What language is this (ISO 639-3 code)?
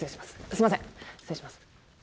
jpn